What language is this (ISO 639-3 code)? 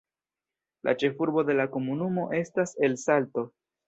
epo